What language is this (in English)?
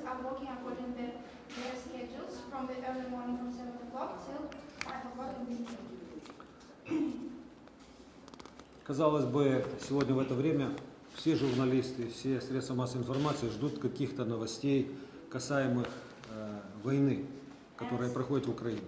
Russian